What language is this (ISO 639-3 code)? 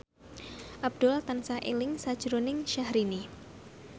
jav